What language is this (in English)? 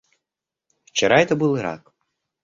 Russian